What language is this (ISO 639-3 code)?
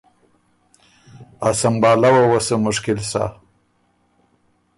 oru